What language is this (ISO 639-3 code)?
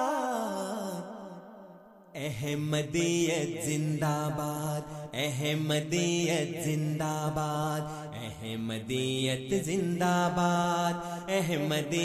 urd